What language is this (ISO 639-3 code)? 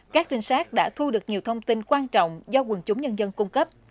vie